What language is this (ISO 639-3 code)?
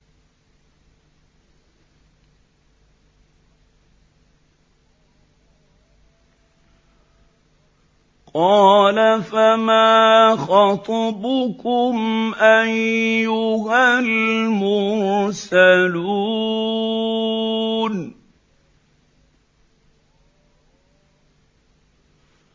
ara